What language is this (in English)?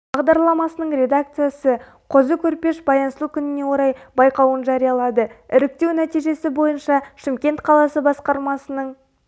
Kazakh